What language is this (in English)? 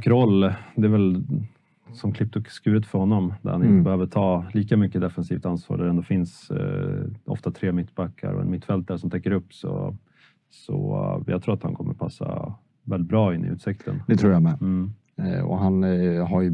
Swedish